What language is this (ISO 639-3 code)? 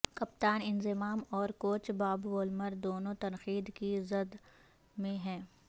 urd